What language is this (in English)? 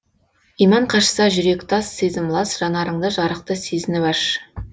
Kazakh